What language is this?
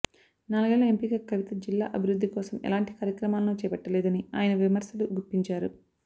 Telugu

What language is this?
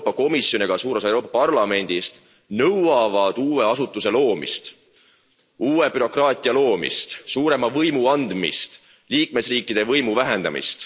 Estonian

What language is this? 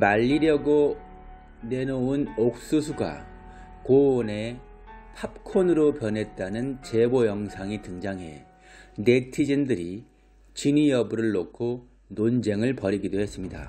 Korean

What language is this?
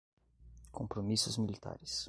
Portuguese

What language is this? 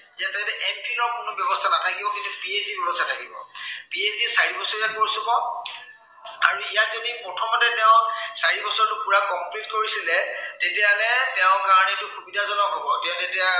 Assamese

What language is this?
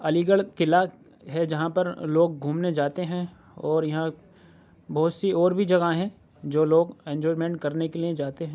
Urdu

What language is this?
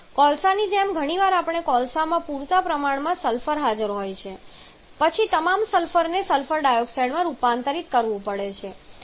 Gujarati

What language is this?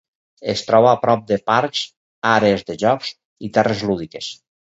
Catalan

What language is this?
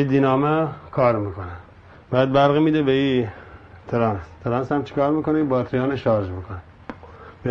Persian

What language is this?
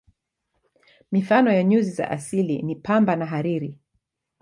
Swahili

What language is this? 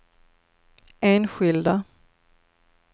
Swedish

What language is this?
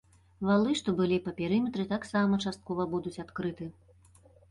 Belarusian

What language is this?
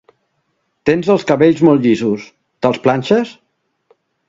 Catalan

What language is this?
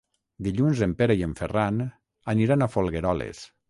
Catalan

